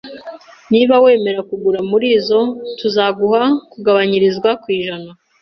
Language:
Kinyarwanda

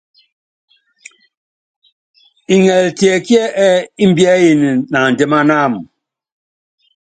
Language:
Yangben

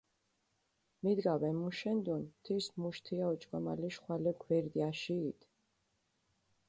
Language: Mingrelian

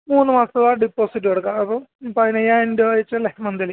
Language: Malayalam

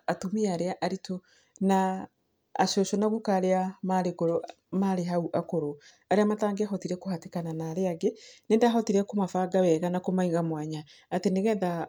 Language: Kikuyu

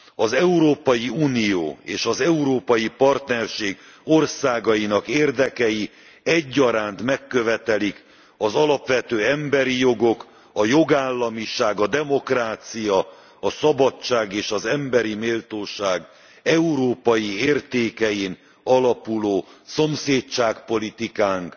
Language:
Hungarian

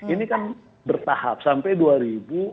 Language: Indonesian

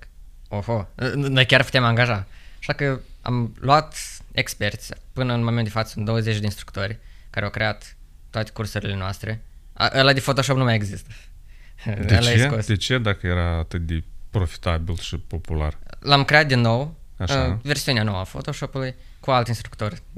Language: Romanian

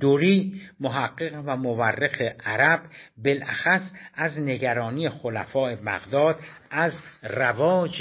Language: Persian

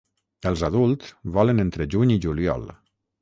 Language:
Catalan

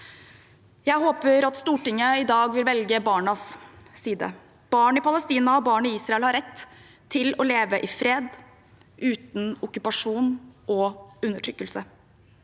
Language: Norwegian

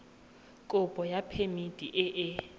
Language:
Tswana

